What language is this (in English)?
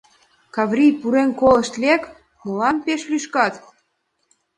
Mari